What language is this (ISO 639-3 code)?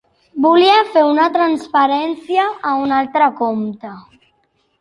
cat